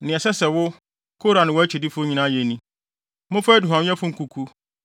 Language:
Akan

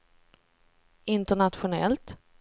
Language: Swedish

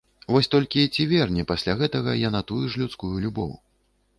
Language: Belarusian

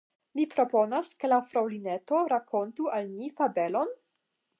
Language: Esperanto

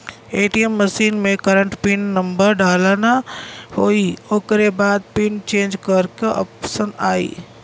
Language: Bhojpuri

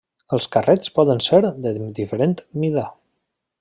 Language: Catalan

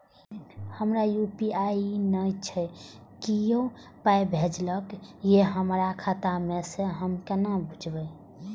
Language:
Maithili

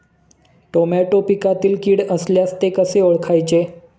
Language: Marathi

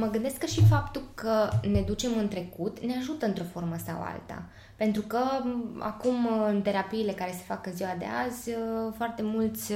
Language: Romanian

